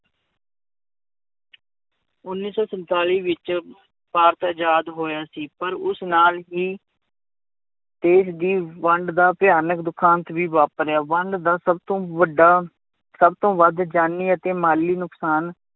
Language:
Punjabi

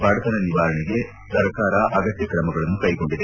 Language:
Kannada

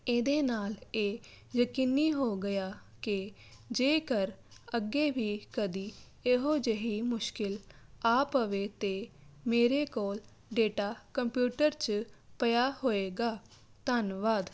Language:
Punjabi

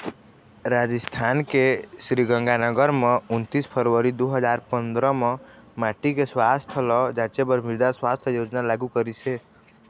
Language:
Chhattisgarhi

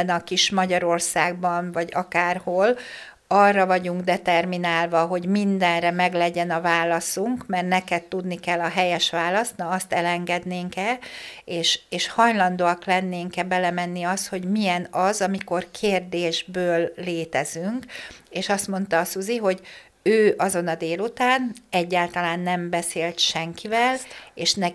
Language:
Hungarian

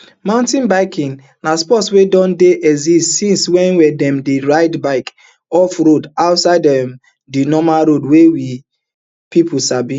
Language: Nigerian Pidgin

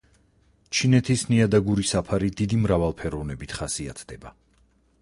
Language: Georgian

